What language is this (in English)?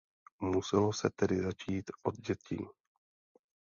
Czech